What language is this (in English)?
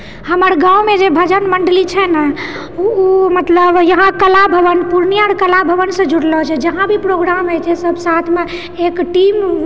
Maithili